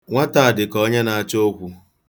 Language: Igbo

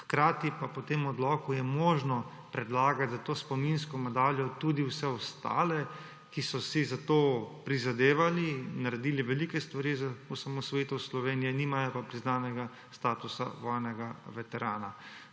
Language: Slovenian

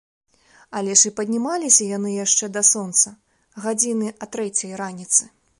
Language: Belarusian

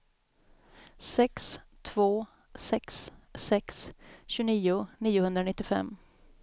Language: Swedish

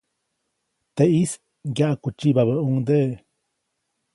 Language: Copainalá Zoque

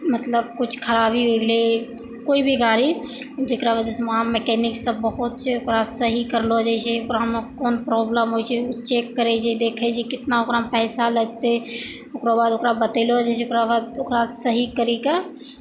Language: Maithili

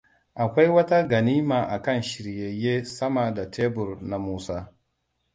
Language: Hausa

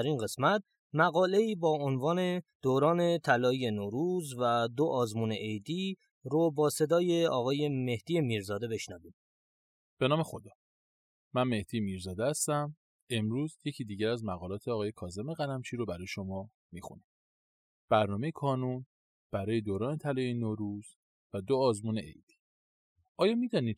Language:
Persian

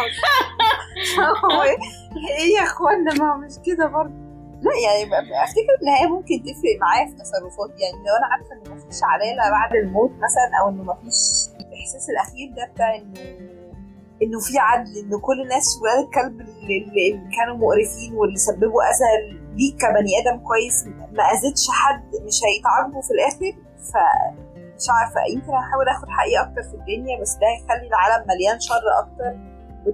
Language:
Arabic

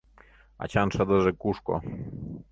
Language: Mari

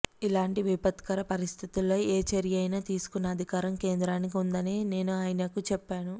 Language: Telugu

